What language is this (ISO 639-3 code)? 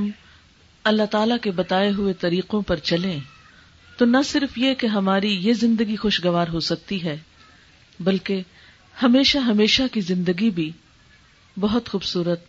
urd